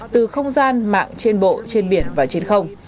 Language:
Vietnamese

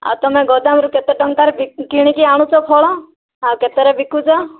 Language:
Odia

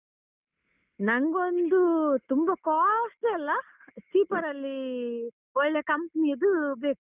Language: Kannada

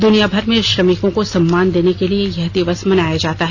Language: Hindi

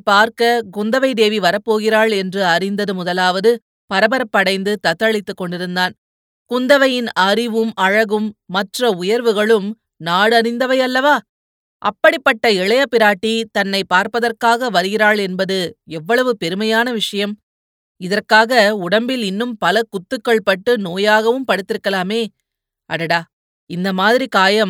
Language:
Tamil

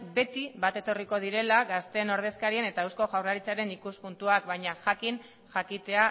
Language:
Basque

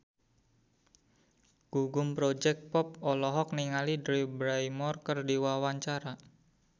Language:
Sundanese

